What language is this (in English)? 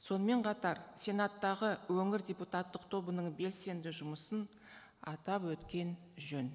Kazakh